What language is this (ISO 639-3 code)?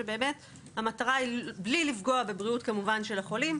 heb